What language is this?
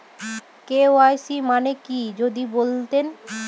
Bangla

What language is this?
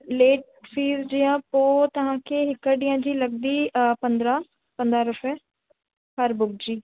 Sindhi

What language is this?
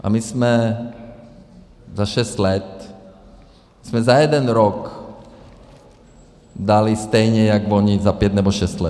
Czech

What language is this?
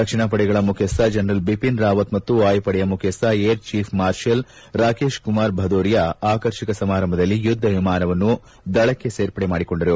Kannada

